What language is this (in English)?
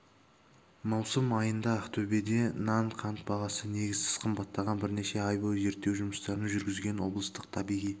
Kazakh